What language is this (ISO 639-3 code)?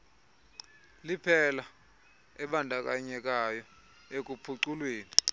xho